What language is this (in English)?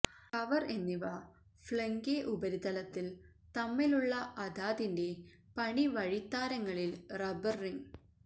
Malayalam